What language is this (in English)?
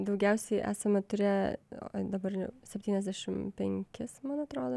Lithuanian